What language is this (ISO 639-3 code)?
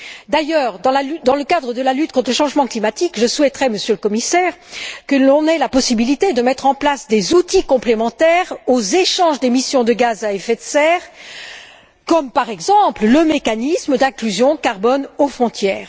fra